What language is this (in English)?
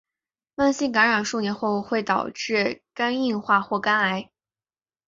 Chinese